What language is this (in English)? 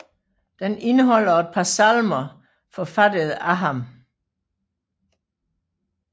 Danish